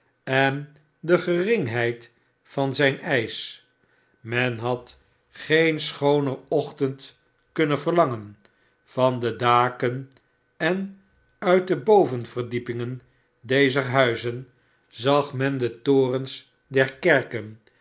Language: Dutch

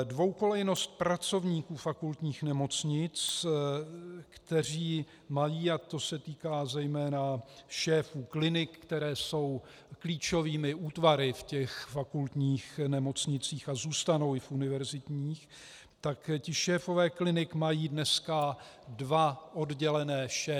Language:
Czech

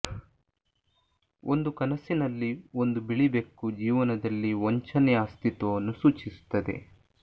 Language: Kannada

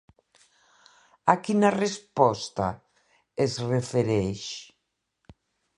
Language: Catalan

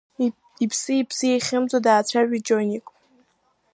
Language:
Abkhazian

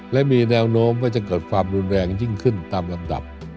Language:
Thai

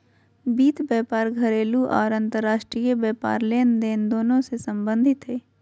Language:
Magahi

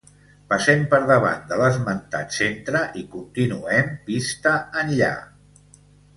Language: Catalan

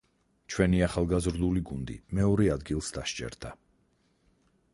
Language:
Georgian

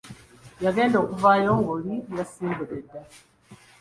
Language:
Ganda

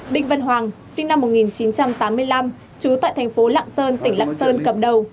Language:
Vietnamese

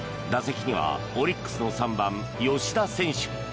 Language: Japanese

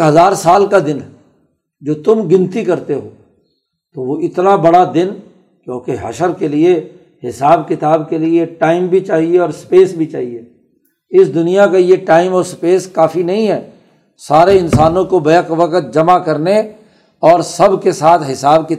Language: Urdu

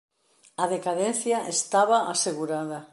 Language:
Galician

